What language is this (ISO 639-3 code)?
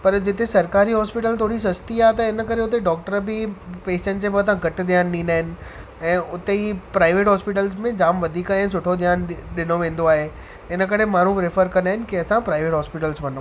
snd